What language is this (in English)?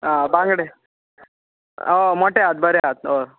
Konkani